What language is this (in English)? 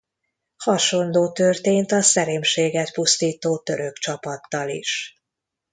Hungarian